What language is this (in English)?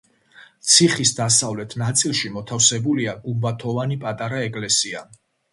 Georgian